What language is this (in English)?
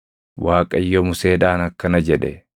Oromo